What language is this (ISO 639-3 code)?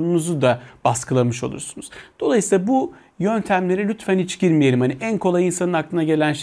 tur